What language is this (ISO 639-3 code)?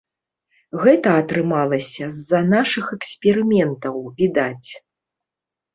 bel